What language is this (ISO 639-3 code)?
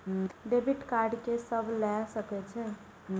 mai